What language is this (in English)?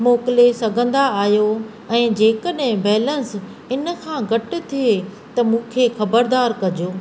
Sindhi